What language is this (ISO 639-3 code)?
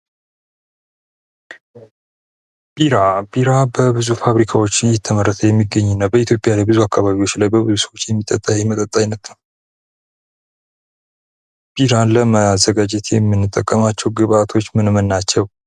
amh